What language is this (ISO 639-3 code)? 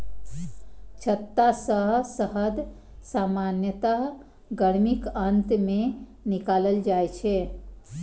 mai